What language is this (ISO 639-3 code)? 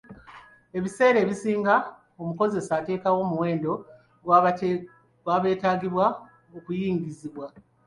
lug